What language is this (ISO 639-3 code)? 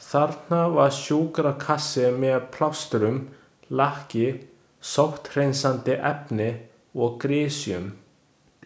isl